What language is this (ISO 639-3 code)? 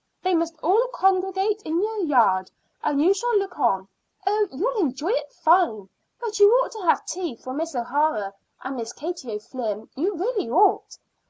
eng